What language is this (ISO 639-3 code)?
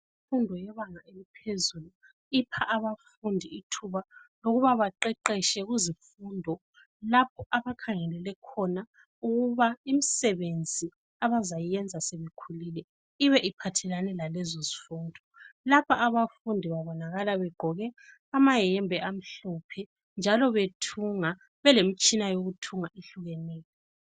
nde